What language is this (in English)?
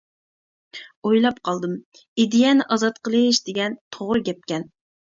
Uyghur